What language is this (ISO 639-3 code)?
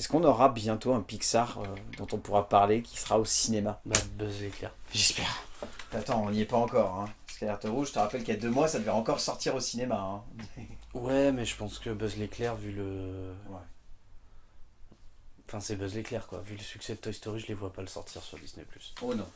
fra